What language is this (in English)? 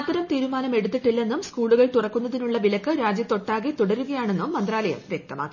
Malayalam